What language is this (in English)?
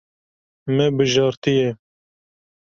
Kurdish